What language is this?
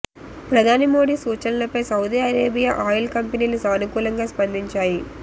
Telugu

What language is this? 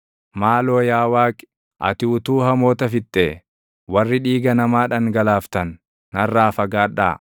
Oromo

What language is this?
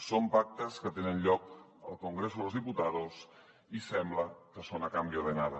Catalan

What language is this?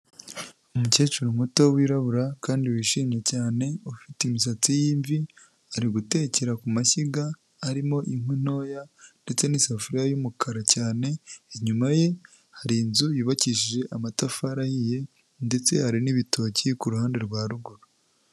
Kinyarwanda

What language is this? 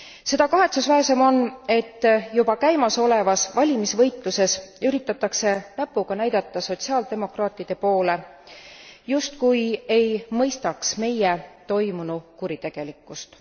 Estonian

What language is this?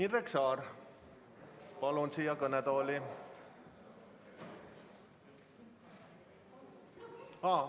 Estonian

